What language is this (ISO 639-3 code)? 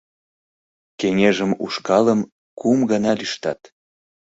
chm